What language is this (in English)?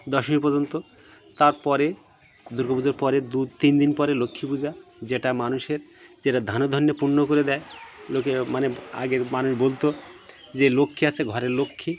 Bangla